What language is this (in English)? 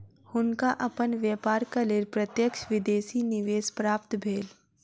Maithili